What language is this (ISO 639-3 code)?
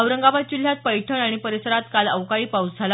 mar